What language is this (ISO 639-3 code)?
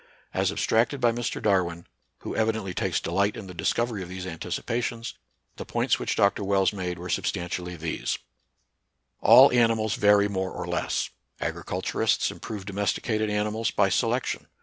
eng